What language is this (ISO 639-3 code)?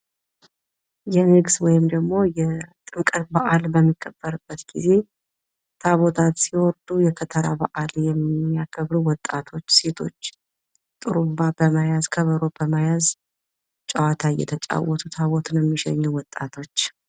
amh